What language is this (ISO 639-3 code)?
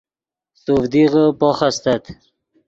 ydg